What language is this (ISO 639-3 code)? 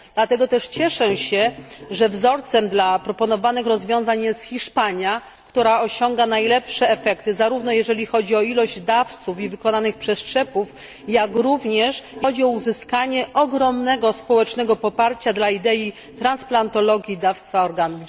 pol